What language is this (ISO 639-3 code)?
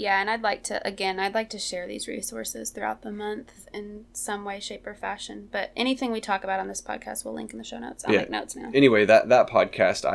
eng